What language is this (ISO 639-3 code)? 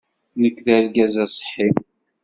kab